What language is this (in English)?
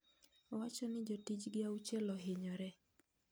Luo (Kenya and Tanzania)